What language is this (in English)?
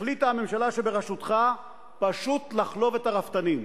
Hebrew